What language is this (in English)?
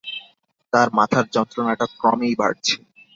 Bangla